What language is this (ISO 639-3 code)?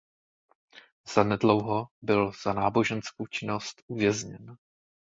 ces